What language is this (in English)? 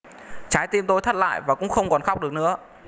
Vietnamese